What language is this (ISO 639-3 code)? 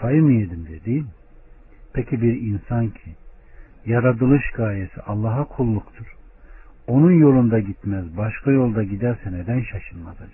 tur